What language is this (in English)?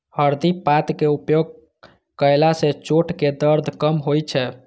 Maithili